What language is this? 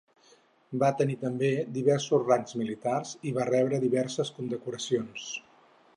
Catalan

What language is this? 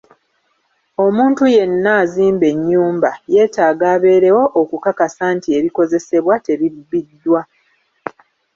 Ganda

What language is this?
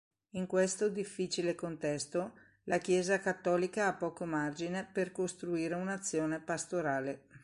Italian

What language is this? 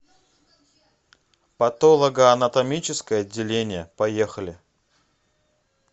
Russian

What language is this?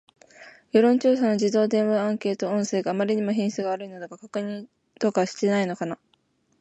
Japanese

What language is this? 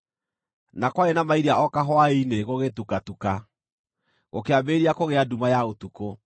Kikuyu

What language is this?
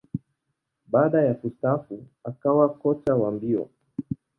Swahili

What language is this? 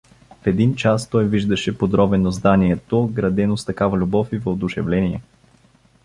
Bulgarian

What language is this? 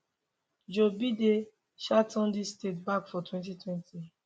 Nigerian Pidgin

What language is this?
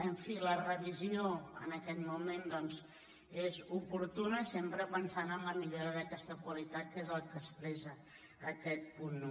Catalan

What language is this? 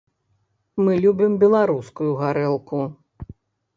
Belarusian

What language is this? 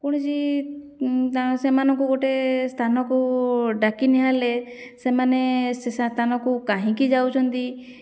Odia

